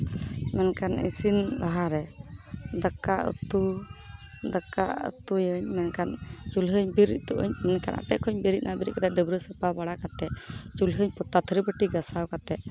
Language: Santali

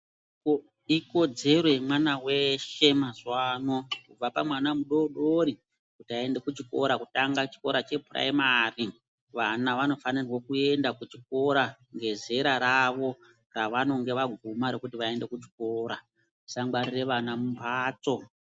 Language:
Ndau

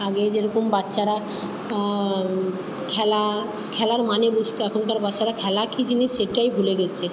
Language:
Bangla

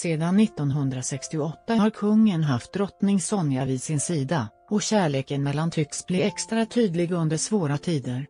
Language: Swedish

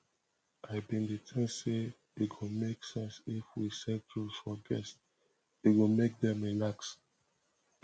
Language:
Nigerian Pidgin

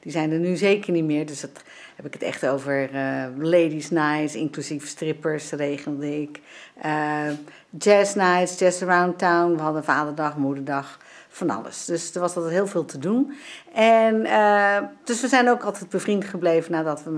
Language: Dutch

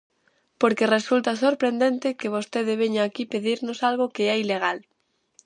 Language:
Galician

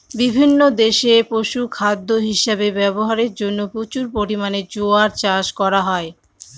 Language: Bangla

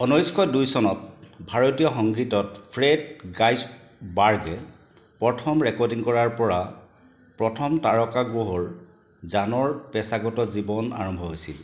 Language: Assamese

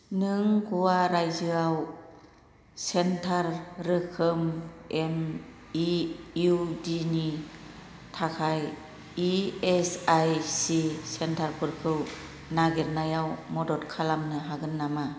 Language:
Bodo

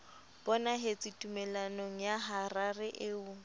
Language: Southern Sotho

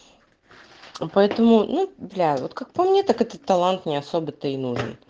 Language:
Russian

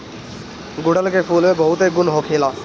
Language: Bhojpuri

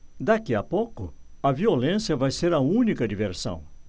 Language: Portuguese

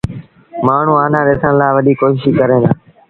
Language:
Sindhi Bhil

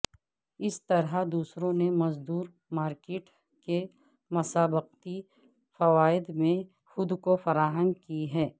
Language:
Urdu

